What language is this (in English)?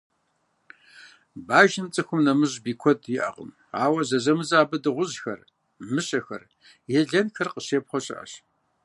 Kabardian